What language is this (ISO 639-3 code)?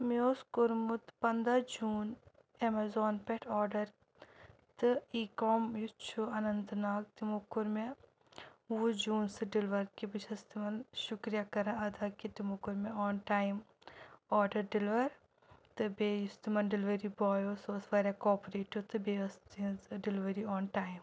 kas